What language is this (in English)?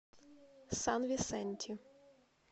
Russian